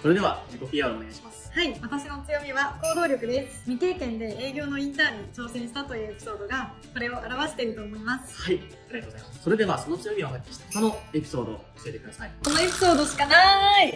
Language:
Japanese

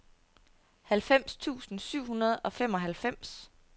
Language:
Danish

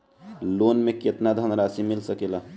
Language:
Bhojpuri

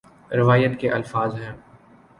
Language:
Urdu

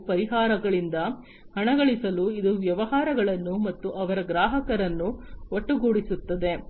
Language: Kannada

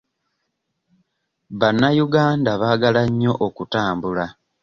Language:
Ganda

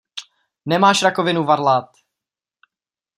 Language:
Czech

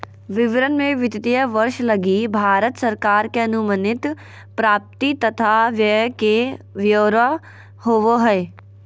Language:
Magahi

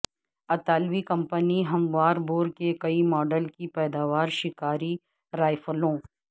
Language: Urdu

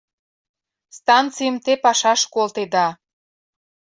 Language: Mari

